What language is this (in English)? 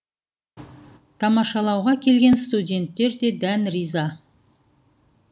Kazakh